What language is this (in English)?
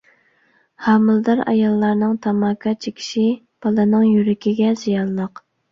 Uyghur